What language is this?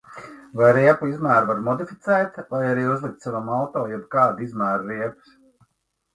Latvian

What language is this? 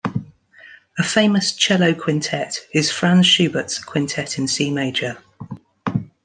English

